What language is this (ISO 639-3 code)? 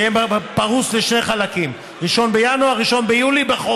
heb